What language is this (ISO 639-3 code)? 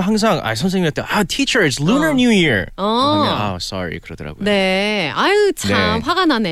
kor